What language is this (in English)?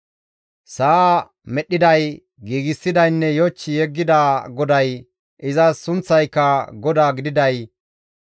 Gamo